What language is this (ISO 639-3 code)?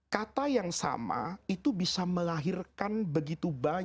ind